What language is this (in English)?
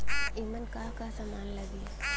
Bhojpuri